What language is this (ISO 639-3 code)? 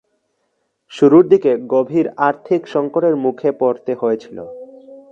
ben